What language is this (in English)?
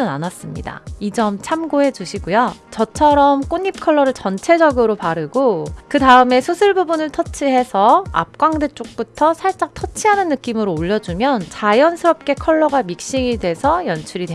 Korean